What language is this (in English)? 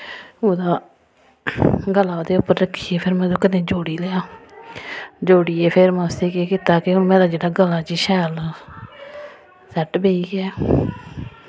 Dogri